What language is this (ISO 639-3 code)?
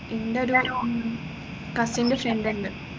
mal